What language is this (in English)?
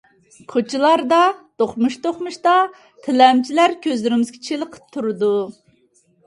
Uyghur